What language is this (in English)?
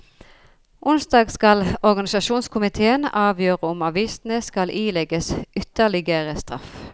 Norwegian